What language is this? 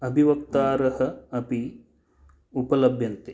Sanskrit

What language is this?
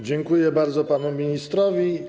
Polish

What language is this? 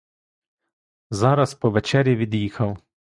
Ukrainian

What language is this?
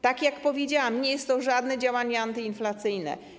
Polish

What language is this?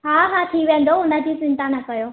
Sindhi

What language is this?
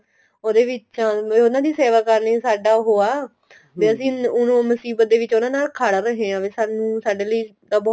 Punjabi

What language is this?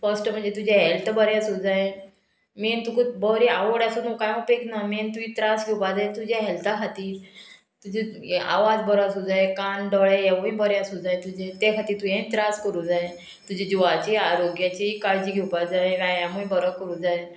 Konkani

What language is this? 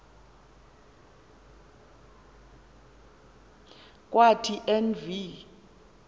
Xhosa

